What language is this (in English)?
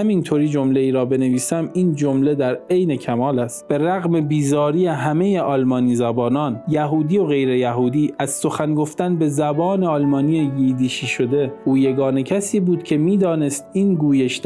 Persian